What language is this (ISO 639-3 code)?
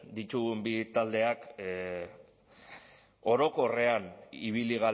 eus